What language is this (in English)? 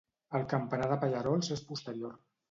Catalan